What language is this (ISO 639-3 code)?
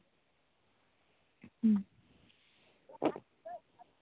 sat